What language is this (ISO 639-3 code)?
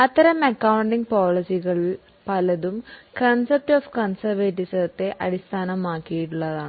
mal